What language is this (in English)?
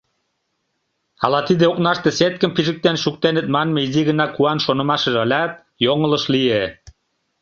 Mari